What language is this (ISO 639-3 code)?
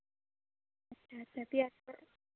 doi